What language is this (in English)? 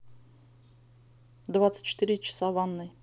Russian